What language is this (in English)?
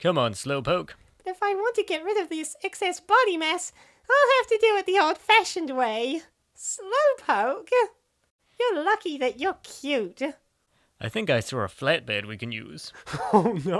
English